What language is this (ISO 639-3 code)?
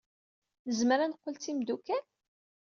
kab